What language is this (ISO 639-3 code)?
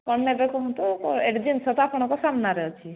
ori